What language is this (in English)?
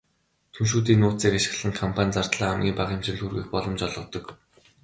Mongolian